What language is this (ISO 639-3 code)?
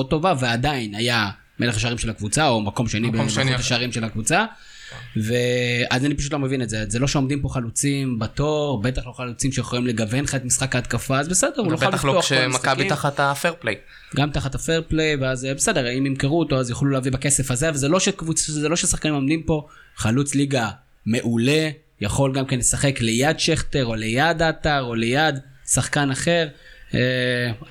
heb